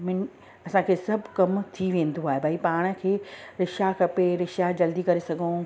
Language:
Sindhi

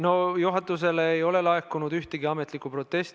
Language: Estonian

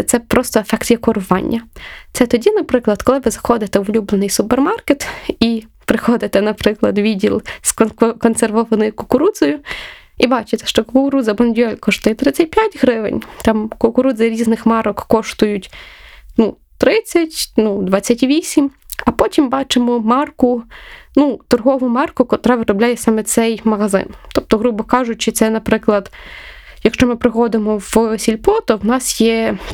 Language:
Ukrainian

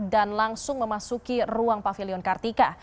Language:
Indonesian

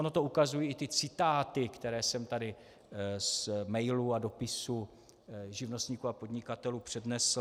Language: Czech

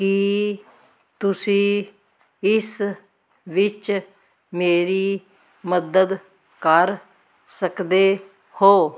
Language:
Punjabi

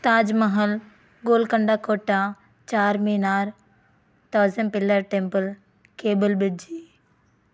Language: Telugu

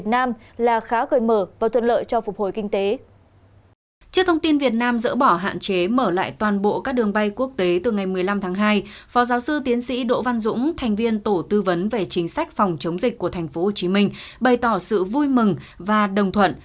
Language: Vietnamese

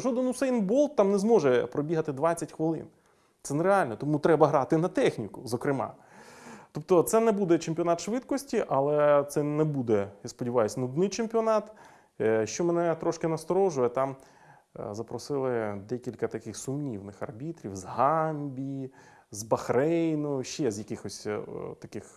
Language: Ukrainian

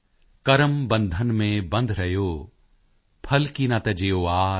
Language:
Punjabi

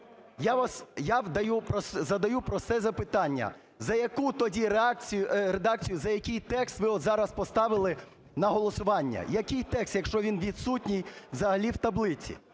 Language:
Ukrainian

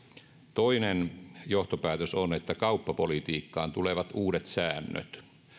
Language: Finnish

